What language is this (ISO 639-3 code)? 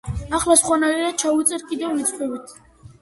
kat